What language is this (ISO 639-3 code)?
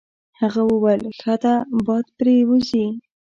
pus